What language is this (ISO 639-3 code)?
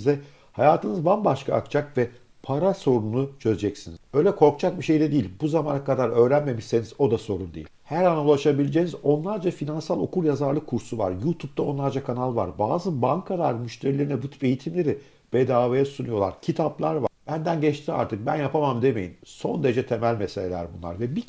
tur